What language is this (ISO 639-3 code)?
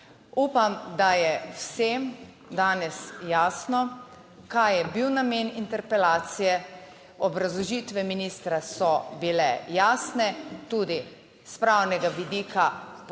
slv